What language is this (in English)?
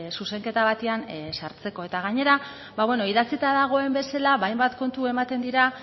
Basque